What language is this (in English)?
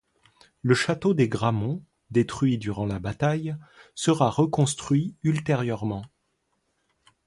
French